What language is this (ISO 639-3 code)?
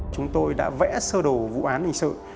vie